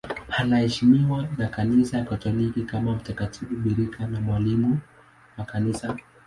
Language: Swahili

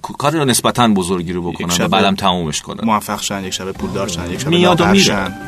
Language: Persian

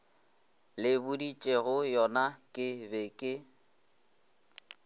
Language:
Northern Sotho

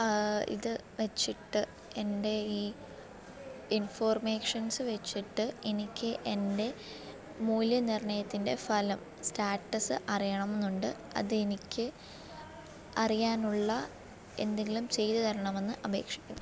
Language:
Malayalam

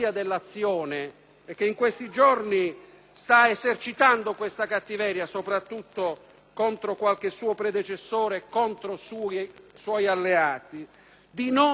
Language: Italian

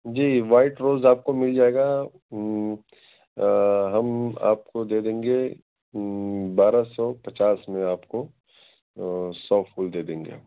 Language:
Urdu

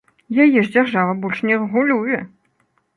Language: Belarusian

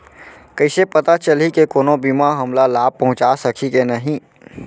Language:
Chhattisgarhi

